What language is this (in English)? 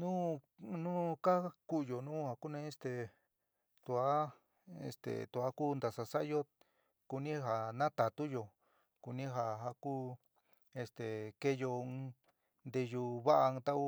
San Miguel El Grande Mixtec